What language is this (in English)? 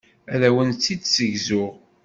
Kabyle